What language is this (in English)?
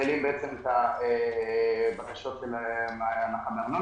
Hebrew